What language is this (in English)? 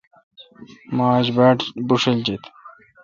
Kalkoti